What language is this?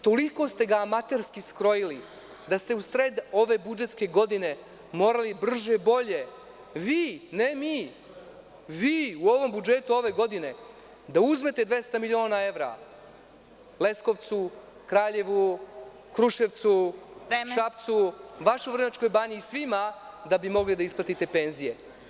Serbian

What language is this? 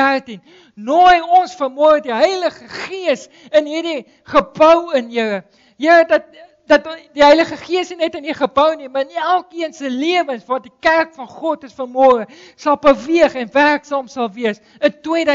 Dutch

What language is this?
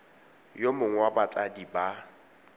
Tswana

